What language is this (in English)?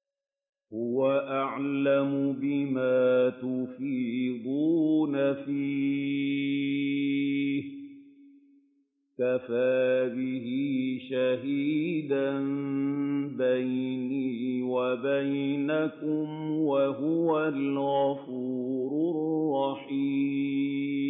Arabic